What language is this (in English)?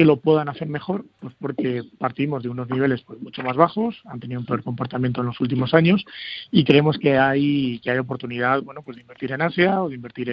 Spanish